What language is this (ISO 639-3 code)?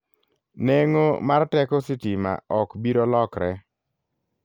luo